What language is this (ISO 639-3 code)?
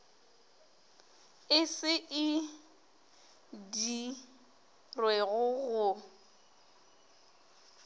nso